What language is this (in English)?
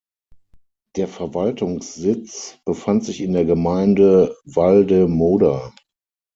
German